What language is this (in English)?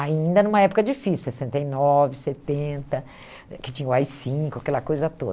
Portuguese